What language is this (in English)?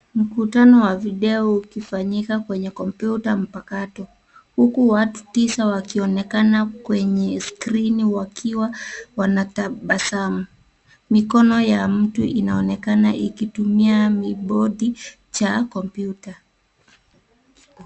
Swahili